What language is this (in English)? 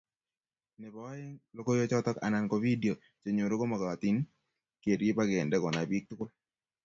Kalenjin